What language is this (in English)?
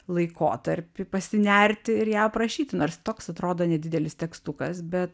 Lithuanian